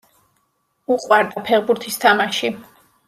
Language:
Georgian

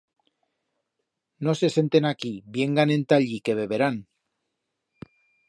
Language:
Aragonese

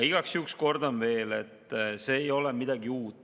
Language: Estonian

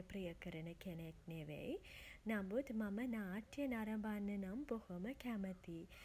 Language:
Sinhala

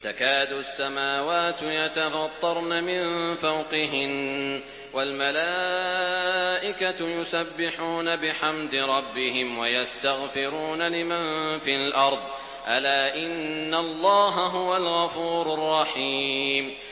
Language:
Arabic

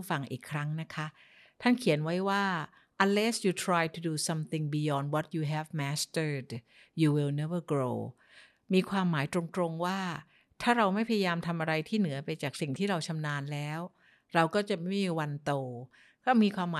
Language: Thai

